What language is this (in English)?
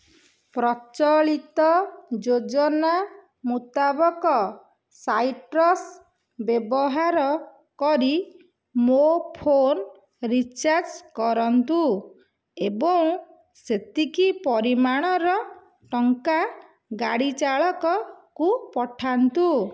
Odia